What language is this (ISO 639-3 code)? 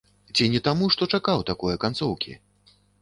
bel